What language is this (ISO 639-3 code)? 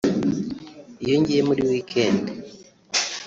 kin